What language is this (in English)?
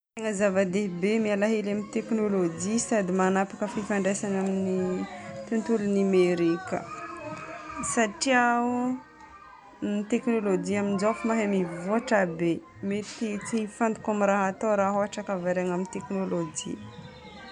Northern Betsimisaraka Malagasy